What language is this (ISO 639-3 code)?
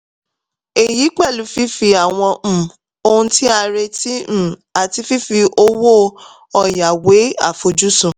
yor